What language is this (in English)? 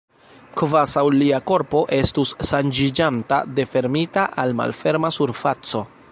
Esperanto